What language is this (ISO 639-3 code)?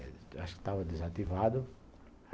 por